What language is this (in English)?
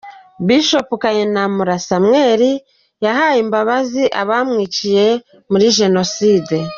Kinyarwanda